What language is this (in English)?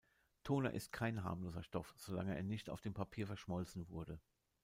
German